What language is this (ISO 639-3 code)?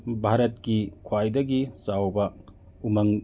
mni